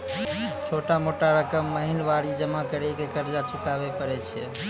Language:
Maithili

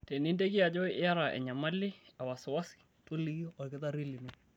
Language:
Masai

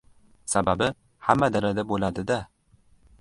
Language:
Uzbek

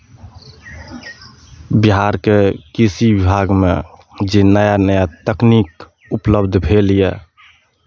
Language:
Maithili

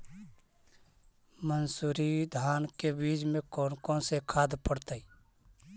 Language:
Magahi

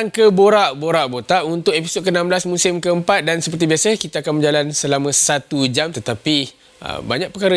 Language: Malay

